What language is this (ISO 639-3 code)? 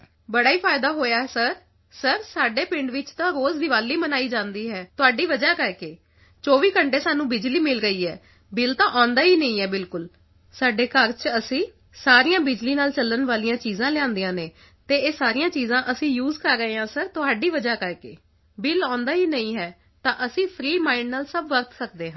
pan